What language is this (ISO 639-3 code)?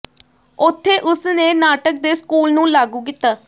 pan